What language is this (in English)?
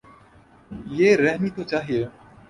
Urdu